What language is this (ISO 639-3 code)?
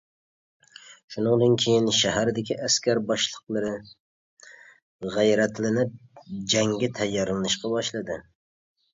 uig